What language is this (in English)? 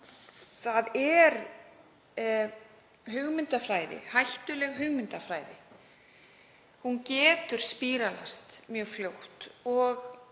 Icelandic